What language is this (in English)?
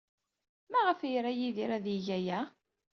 Kabyle